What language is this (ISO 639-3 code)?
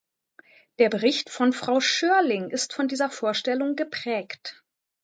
deu